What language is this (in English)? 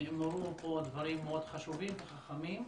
Hebrew